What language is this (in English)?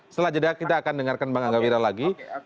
Indonesian